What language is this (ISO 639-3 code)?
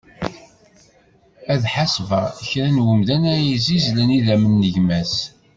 kab